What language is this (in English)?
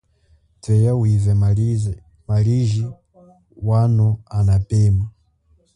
Chokwe